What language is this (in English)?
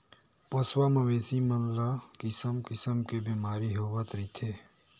Chhattisgarhi